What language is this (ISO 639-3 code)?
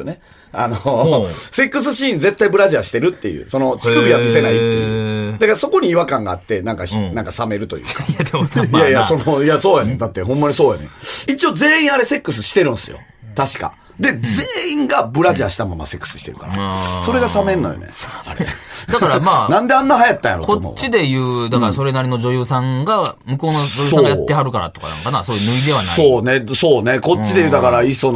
jpn